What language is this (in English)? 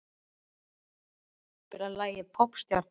Icelandic